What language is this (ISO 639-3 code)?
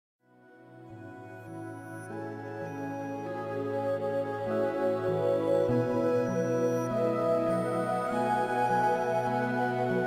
spa